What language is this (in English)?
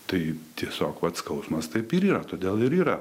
Lithuanian